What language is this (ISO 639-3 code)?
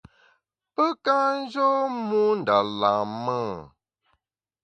bax